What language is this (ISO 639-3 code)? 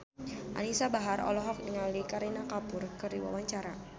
sun